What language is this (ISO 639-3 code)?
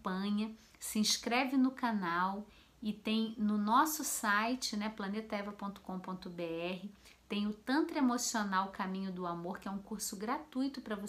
por